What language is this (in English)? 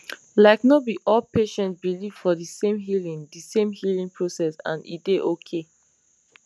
Nigerian Pidgin